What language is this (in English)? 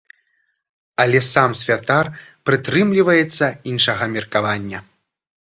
Belarusian